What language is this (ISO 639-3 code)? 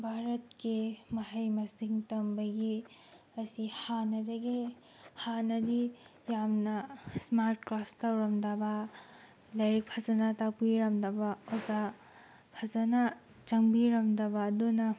mni